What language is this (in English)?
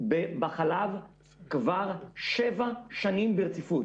Hebrew